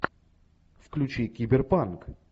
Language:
Russian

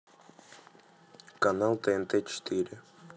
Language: Russian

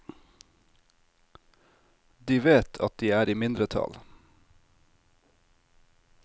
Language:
Norwegian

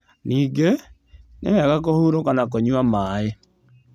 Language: Kikuyu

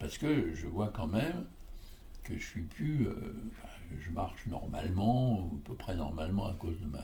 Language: French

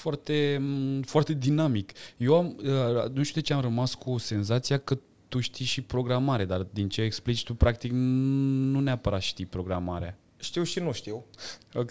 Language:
Romanian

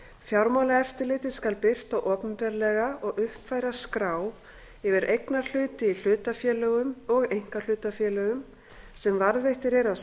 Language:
Icelandic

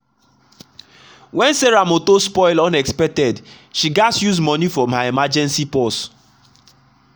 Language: Nigerian Pidgin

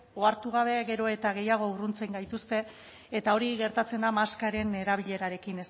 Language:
Basque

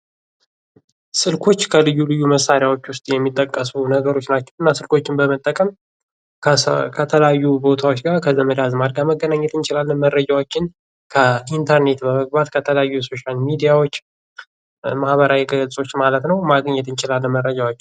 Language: Amharic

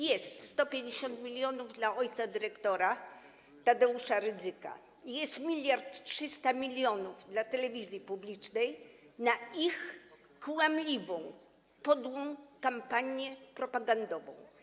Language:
Polish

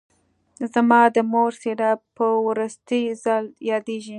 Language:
Pashto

